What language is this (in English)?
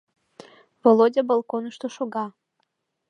Mari